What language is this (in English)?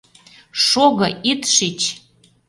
Mari